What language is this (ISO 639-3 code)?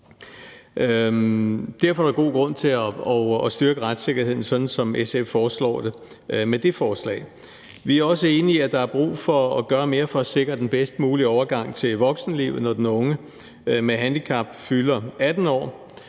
dan